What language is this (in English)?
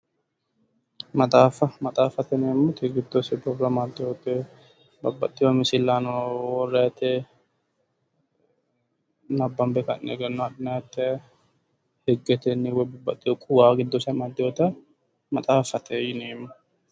Sidamo